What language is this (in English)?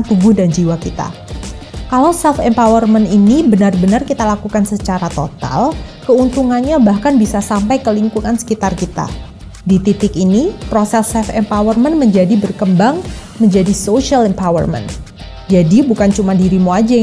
Indonesian